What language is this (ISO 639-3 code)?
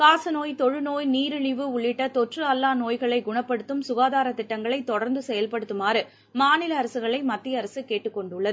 tam